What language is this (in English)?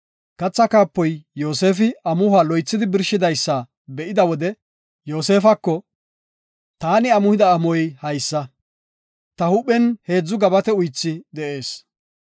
Gofa